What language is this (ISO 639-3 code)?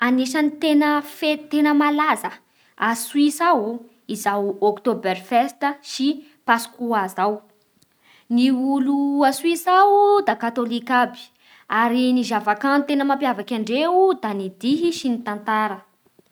bhr